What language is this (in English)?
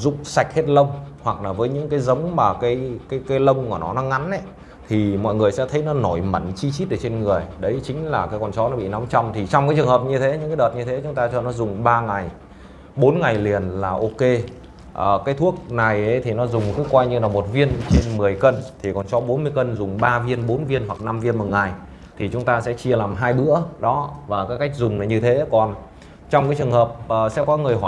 Vietnamese